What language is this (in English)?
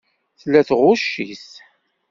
Kabyle